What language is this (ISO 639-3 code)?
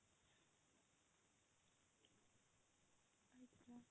ori